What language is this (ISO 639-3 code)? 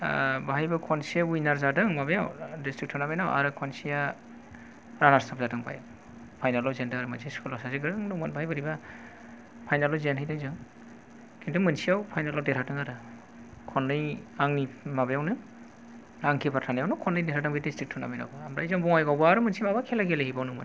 brx